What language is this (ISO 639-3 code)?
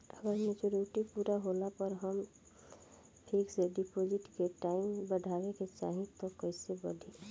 bho